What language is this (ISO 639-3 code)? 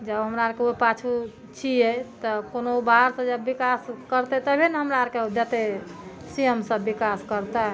mai